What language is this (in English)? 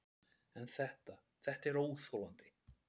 Icelandic